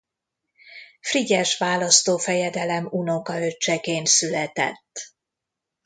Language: Hungarian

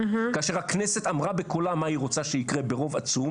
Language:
Hebrew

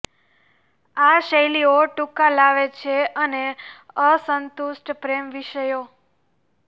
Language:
Gujarati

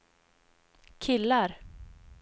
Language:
Swedish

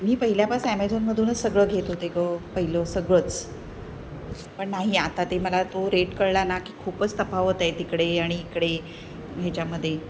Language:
Marathi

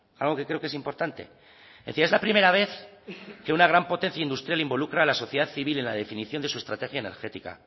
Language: Spanish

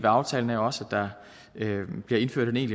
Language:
Danish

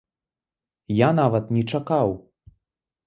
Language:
Belarusian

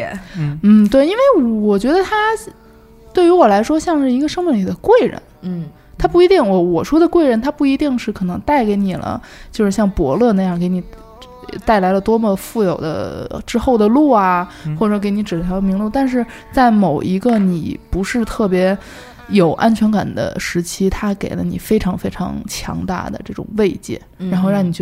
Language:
Chinese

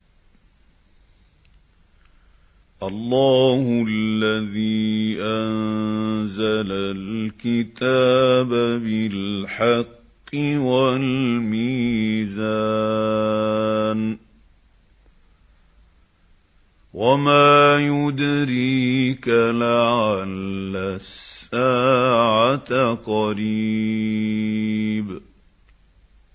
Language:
Arabic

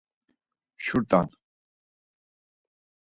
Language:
Laz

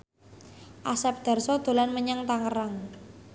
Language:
Javanese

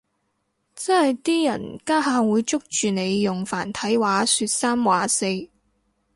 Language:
Cantonese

